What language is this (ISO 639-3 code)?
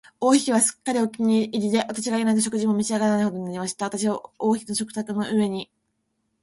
jpn